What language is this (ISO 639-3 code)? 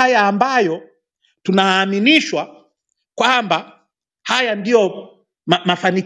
swa